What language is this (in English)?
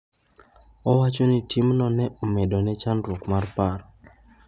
Luo (Kenya and Tanzania)